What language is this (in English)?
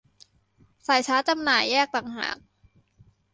Thai